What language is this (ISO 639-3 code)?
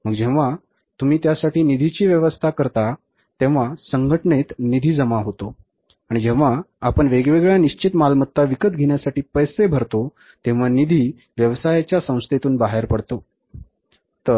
mar